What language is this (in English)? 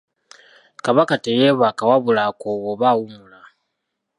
Ganda